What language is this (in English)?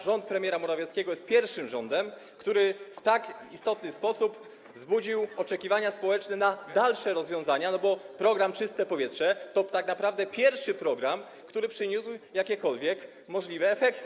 Polish